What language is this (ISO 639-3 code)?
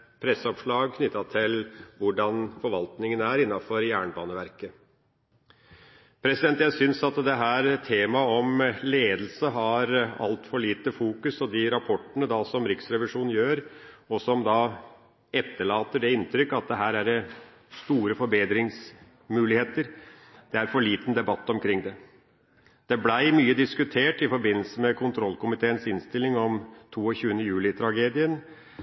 nob